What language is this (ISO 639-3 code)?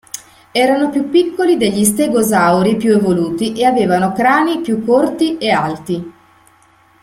ita